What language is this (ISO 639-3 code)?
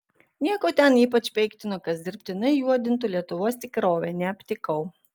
lit